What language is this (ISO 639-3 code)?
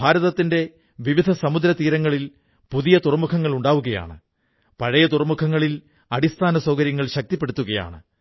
mal